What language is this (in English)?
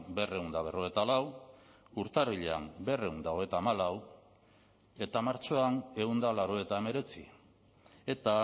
Basque